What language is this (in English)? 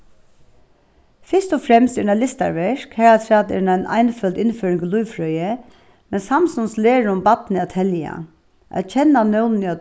Faroese